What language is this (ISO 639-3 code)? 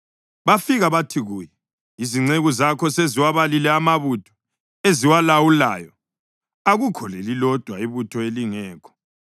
nde